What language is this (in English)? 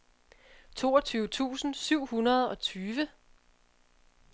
Danish